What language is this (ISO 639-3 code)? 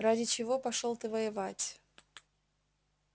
rus